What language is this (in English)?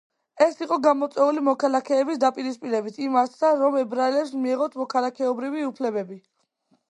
Georgian